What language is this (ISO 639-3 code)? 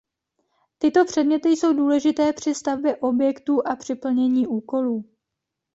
ces